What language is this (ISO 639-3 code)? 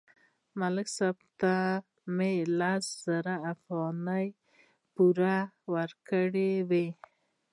pus